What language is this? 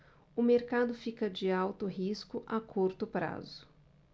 Portuguese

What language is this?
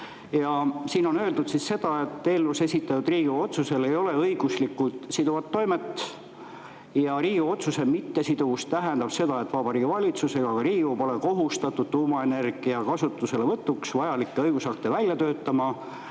Estonian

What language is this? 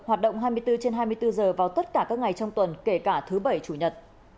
Vietnamese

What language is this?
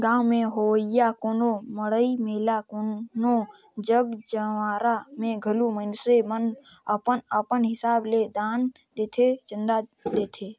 Chhattisgarhi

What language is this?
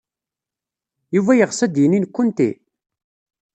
Kabyle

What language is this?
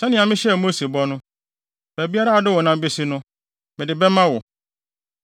Akan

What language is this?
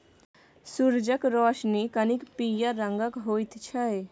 Maithili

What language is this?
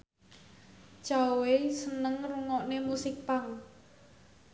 Javanese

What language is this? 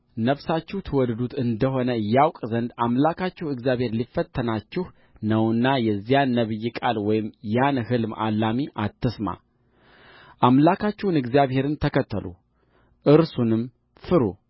Amharic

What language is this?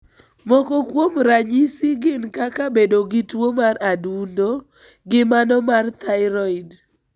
Luo (Kenya and Tanzania)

